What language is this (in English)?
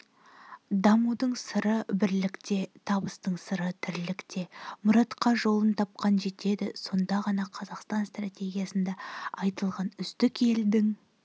Kazakh